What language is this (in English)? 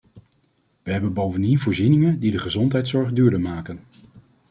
Dutch